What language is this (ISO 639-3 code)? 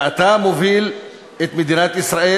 heb